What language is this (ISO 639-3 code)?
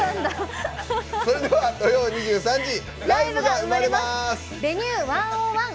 jpn